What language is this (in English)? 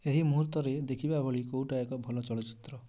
Odia